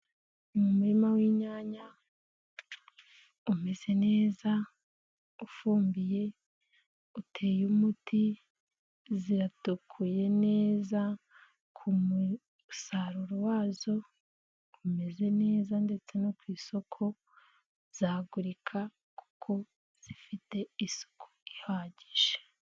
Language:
Kinyarwanda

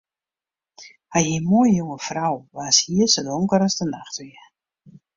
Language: Western Frisian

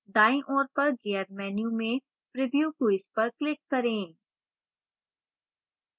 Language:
Hindi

